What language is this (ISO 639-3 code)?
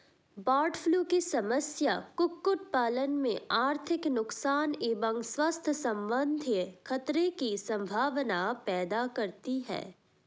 hin